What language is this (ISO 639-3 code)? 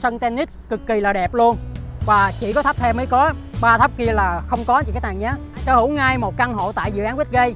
vie